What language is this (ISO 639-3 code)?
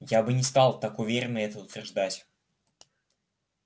rus